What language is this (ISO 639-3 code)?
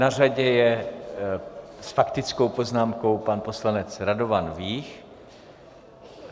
ces